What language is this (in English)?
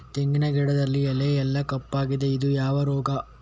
Kannada